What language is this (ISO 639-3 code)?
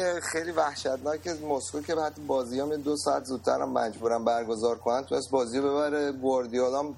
fas